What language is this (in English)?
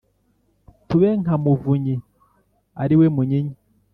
Kinyarwanda